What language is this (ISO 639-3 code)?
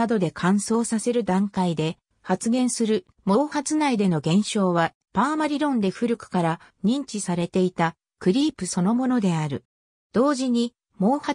jpn